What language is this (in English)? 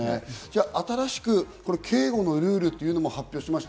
Japanese